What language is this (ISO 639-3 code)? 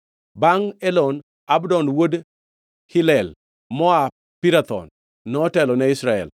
luo